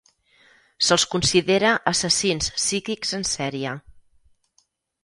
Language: Catalan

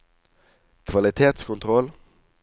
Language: Norwegian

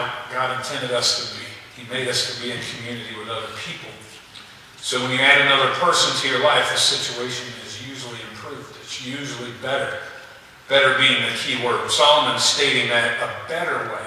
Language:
English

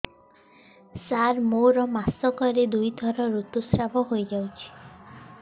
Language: Odia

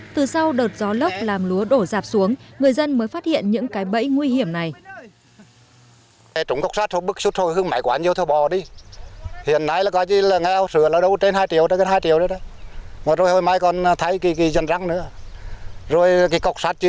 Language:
Vietnamese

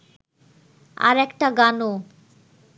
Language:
Bangla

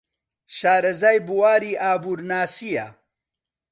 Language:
Central Kurdish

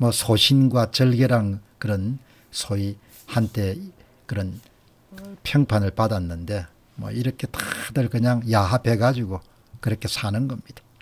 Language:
Korean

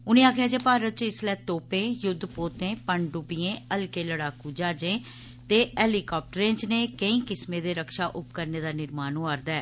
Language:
Dogri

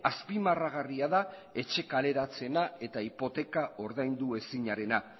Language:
Basque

